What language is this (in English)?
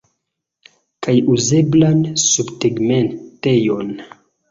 Esperanto